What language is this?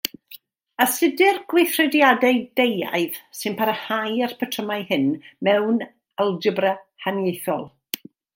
Welsh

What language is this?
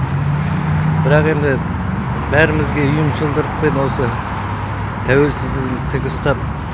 Kazakh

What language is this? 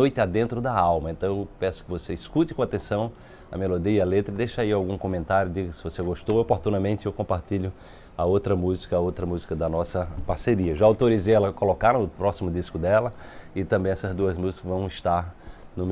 Portuguese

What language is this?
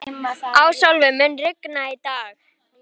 Icelandic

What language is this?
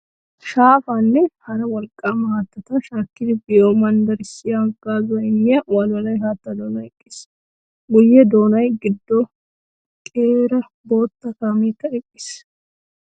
Wolaytta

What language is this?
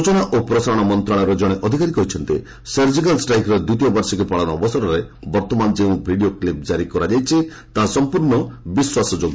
Odia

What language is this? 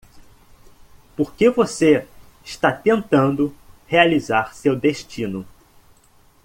Portuguese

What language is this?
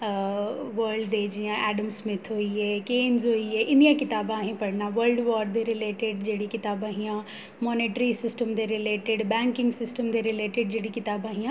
Dogri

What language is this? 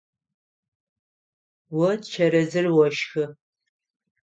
Adyghe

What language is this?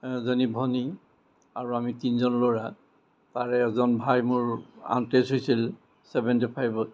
Assamese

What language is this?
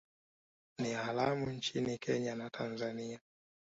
Swahili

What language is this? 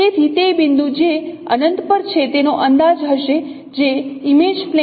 Gujarati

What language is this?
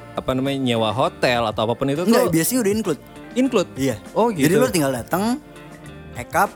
Indonesian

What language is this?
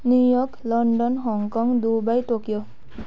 Nepali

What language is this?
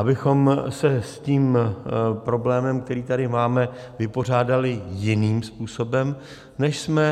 Czech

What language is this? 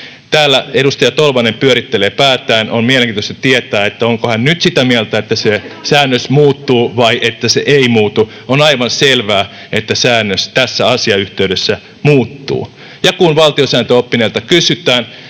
Finnish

